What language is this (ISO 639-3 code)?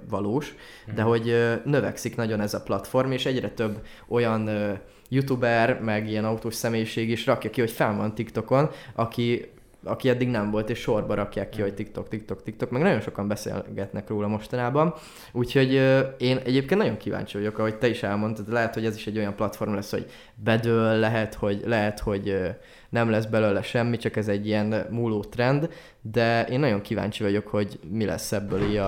hun